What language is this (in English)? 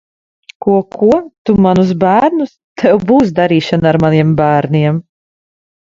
Latvian